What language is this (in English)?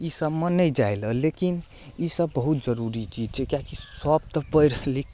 Maithili